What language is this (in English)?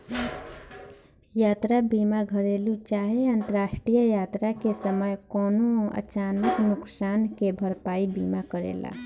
Bhojpuri